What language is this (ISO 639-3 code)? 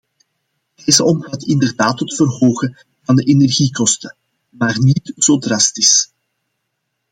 nld